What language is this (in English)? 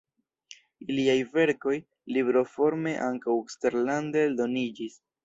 Esperanto